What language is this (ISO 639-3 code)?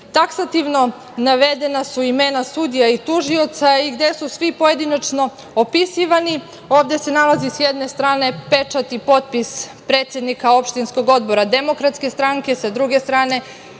srp